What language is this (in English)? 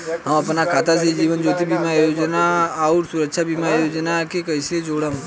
Bhojpuri